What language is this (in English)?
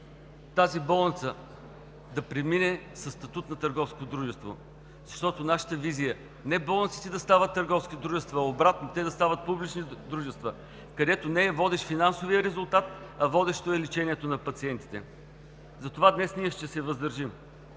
Bulgarian